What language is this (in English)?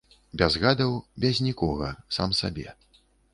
Belarusian